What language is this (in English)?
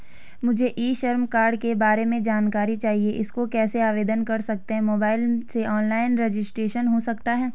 Hindi